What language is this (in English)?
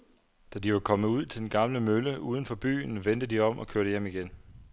Danish